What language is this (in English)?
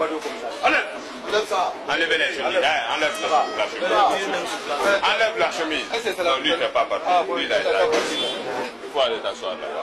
French